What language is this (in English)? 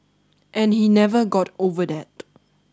English